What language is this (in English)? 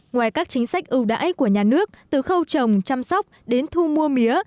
Vietnamese